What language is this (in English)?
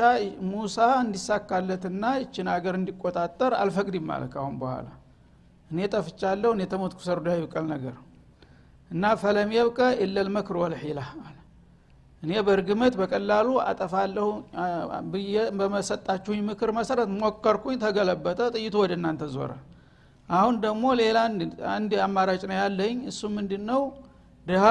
Amharic